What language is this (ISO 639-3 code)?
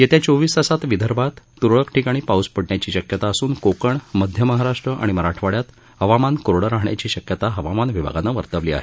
mar